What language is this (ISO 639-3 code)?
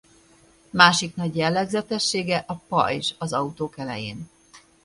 hun